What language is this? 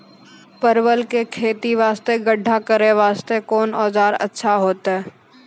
Maithili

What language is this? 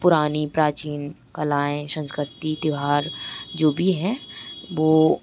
Hindi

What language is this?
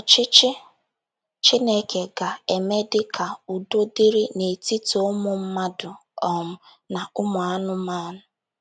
Igbo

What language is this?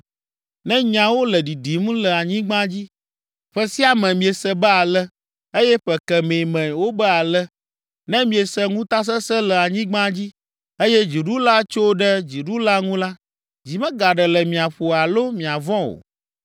Ewe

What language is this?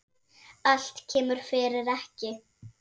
Icelandic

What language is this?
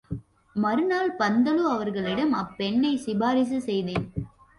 Tamil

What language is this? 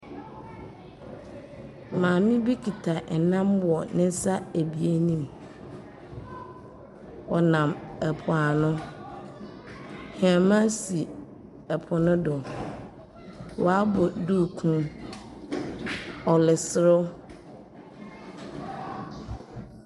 Akan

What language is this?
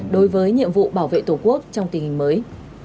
Vietnamese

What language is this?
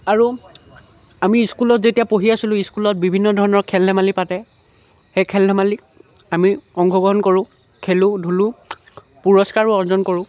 Assamese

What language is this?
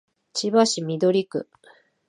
Japanese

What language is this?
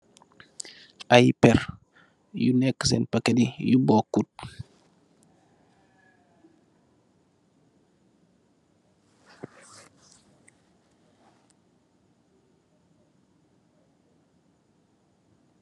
Wolof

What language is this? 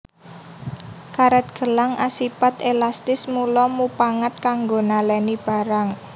Javanese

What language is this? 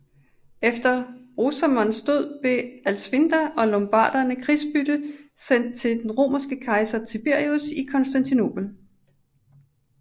Danish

